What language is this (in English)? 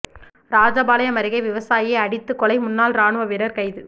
Tamil